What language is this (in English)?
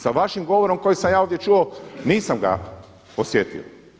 Croatian